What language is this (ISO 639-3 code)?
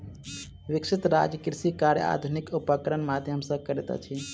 mai